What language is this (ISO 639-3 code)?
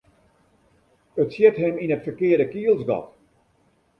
fry